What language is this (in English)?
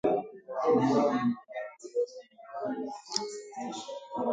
Swahili